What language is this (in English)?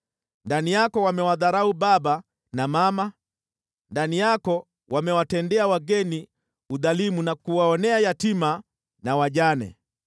Swahili